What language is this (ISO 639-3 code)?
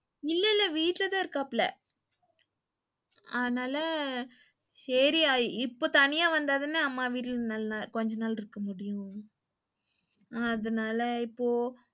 tam